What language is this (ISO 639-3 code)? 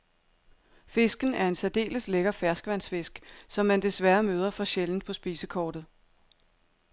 dan